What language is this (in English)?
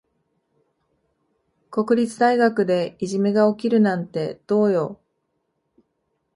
Japanese